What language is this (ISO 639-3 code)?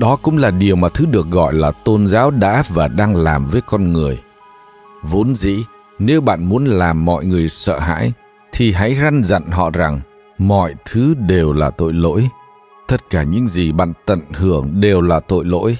vie